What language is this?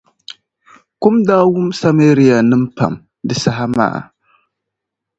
Dagbani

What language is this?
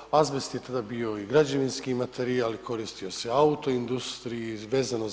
Croatian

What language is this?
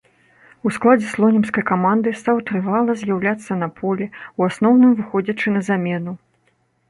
Belarusian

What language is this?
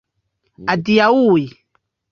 Esperanto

